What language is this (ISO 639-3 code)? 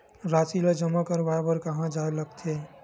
hne